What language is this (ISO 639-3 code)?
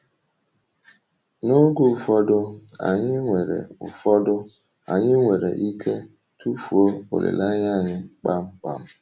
ibo